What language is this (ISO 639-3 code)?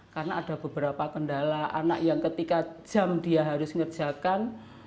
ind